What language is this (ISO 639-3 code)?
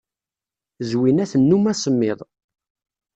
kab